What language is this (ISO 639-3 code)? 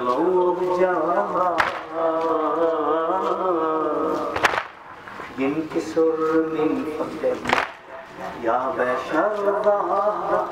ara